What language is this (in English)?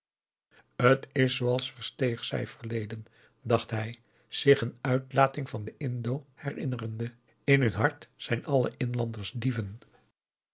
Dutch